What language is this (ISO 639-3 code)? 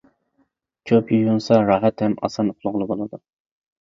uig